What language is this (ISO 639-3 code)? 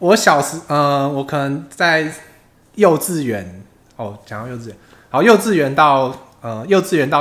zho